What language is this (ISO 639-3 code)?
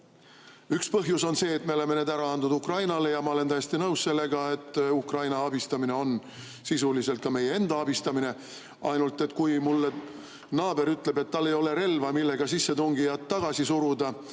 est